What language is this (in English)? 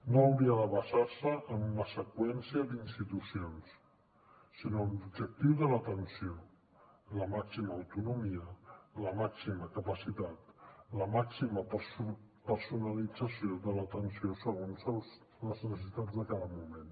Catalan